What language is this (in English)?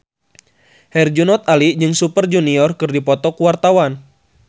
Sundanese